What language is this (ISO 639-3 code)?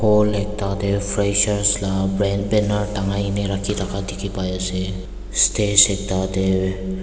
nag